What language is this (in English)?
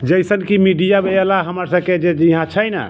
Maithili